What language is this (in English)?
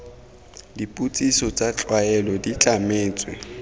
Tswana